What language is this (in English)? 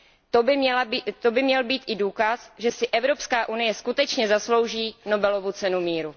Czech